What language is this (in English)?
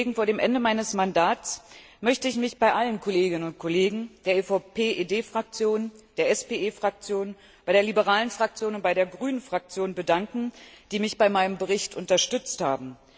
German